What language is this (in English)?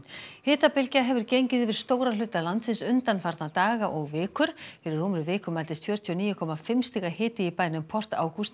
Icelandic